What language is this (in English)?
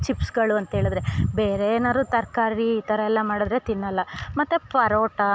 Kannada